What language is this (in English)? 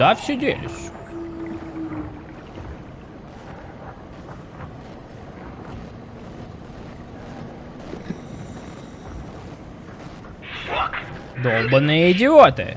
Russian